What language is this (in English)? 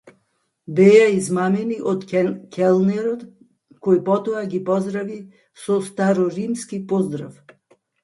Macedonian